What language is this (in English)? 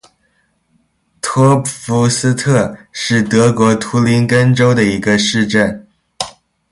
Chinese